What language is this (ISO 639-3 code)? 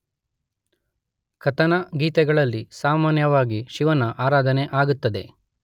kan